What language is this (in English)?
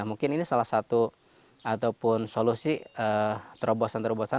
Indonesian